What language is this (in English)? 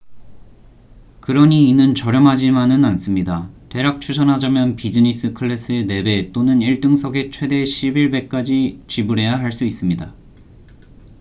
Korean